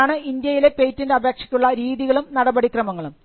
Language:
Malayalam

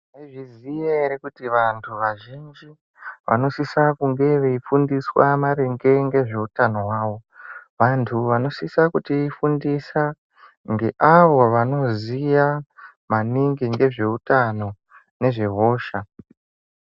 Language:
Ndau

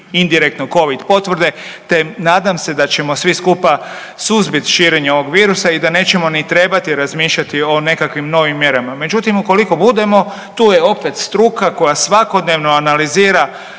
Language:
Croatian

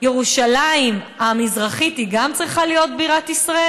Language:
Hebrew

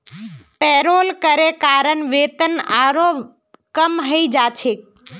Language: Magahi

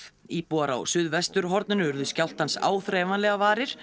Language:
Icelandic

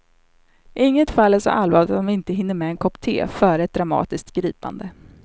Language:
Swedish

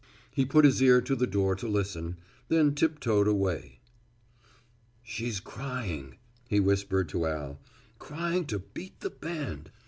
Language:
English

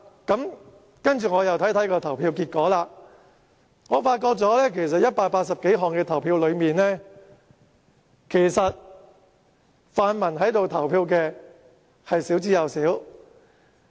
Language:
Cantonese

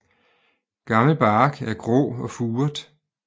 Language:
Danish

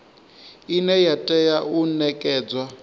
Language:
Venda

